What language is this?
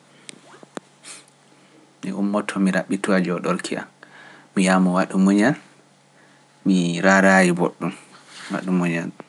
Pular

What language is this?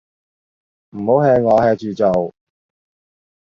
Cantonese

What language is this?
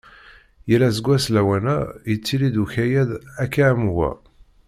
Kabyle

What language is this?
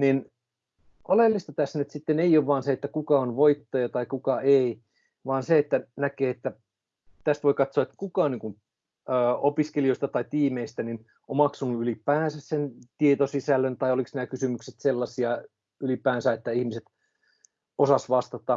Finnish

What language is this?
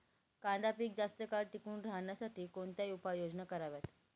Marathi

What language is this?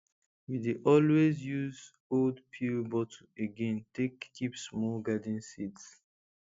Nigerian Pidgin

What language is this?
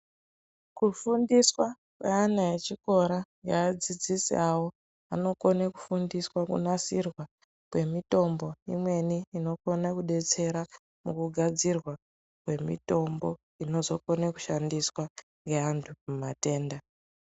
Ndau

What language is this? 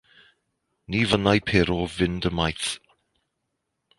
Welsh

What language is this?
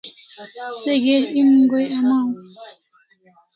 Kalasha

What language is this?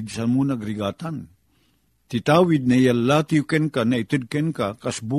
Filipino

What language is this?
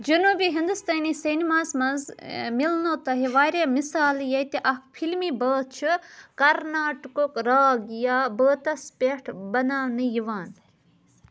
Kashmiri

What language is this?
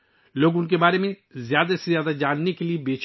Urdu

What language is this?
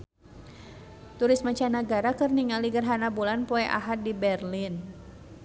Sundanese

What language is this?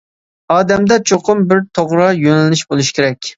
Uyghur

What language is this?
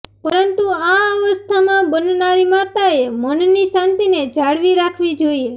Gujarati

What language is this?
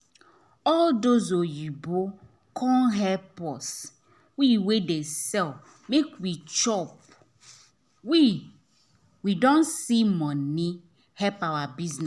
Nigerian Pidgin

